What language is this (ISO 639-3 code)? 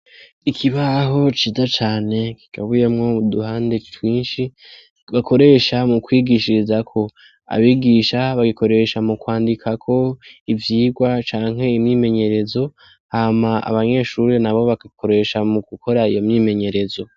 run